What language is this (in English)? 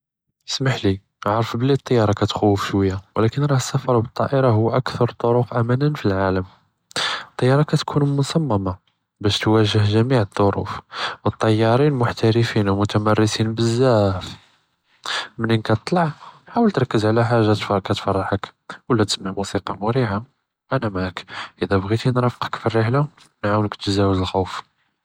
Judeo-Arabic